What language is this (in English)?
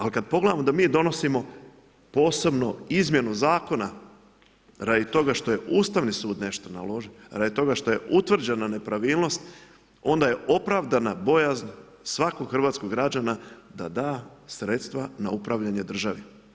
Croatian